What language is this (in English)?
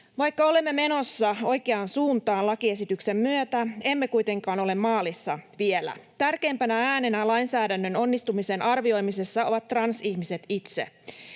Finnish